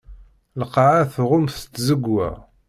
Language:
Kabyle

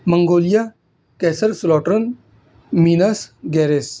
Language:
Urdu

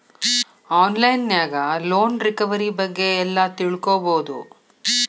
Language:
Kannada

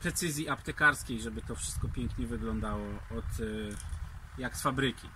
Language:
Polish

